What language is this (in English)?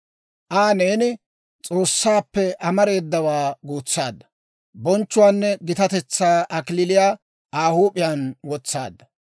Dawro